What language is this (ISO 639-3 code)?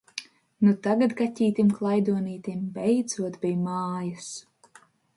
lav